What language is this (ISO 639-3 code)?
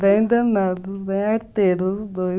por